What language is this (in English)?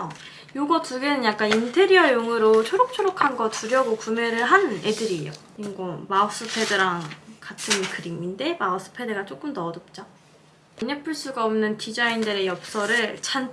Korean